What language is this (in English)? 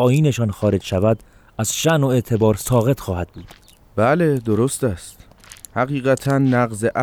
Persian